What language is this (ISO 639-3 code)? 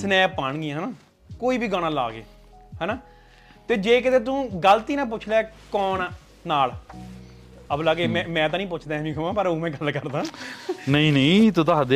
pan